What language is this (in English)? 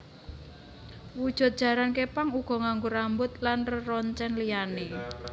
Javanese